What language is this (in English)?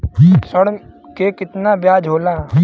Bhojpuri